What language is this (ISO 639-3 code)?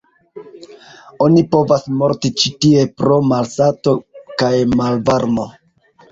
epo